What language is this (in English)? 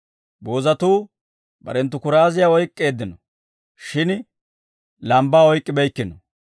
Dawro